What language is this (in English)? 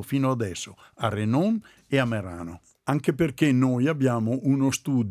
Italian